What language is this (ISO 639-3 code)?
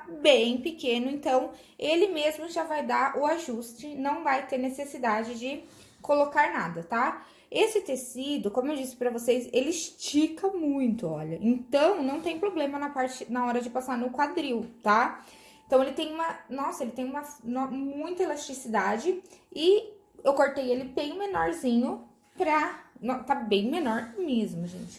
por